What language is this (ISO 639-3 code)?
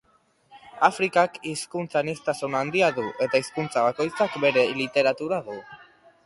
eus